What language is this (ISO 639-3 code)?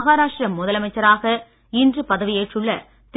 tam